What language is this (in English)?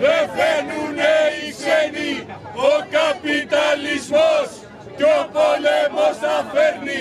Greek